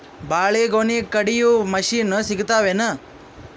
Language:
Kannada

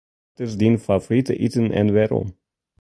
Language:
Western Frisian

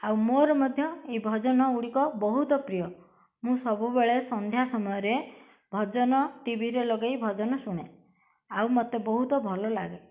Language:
Odia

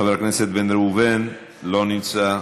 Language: Hebrew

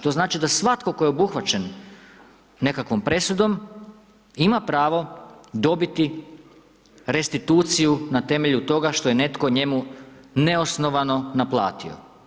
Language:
Croatian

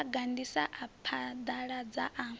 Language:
Venda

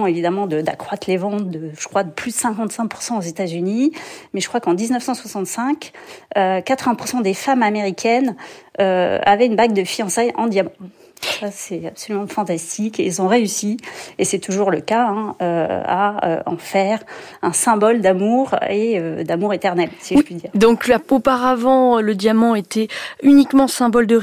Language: French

